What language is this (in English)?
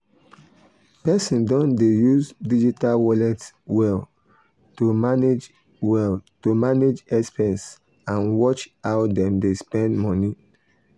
Nigerian Pidgin